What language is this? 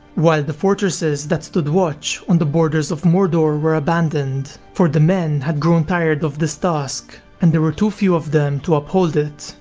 English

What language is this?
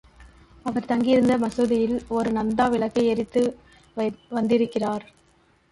Tamil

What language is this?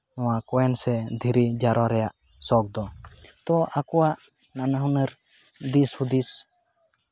Santali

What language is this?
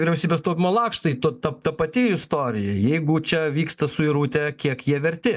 Lithuanian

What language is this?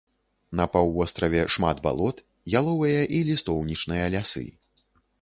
Belarusian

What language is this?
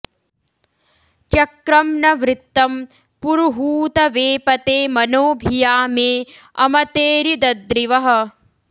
Sanskrit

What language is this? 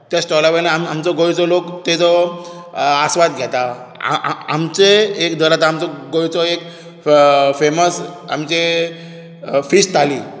Konkani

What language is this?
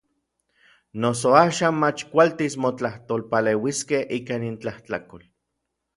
Orizaba Nahuatl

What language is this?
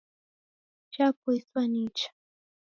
Taita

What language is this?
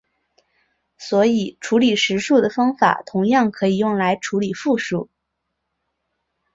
Chinese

